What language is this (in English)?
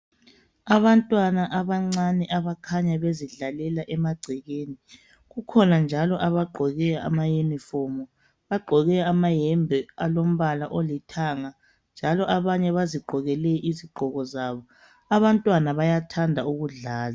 North Ndebele